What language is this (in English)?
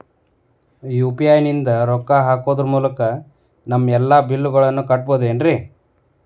Kannada